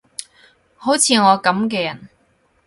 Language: Cantonese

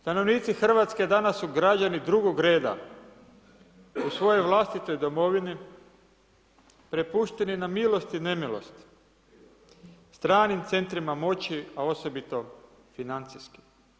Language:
Croatian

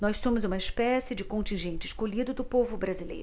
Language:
Portuguese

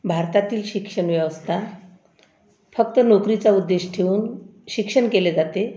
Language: Marathi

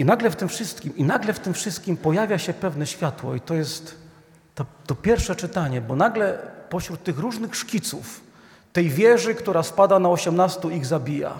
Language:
Polish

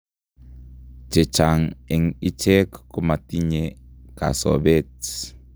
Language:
Kalenjin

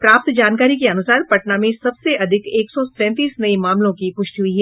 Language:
Hindi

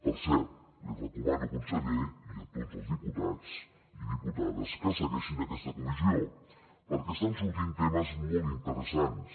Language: Catalan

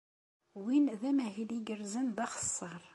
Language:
Kabyle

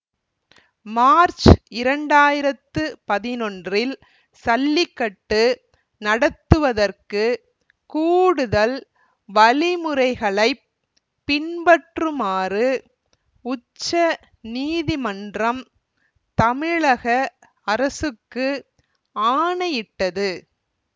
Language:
Tamil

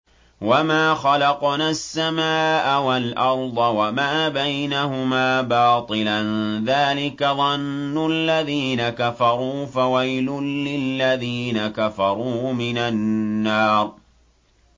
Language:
Arabic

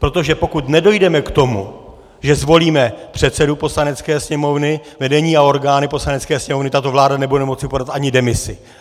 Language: Czech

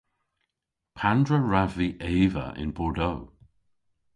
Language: Cornish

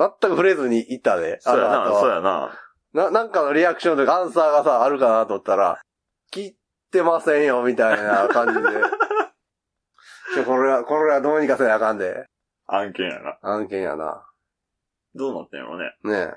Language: Japanese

